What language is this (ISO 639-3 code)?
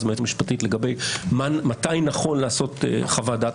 heb